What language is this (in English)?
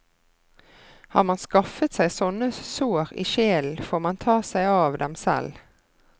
Norwegian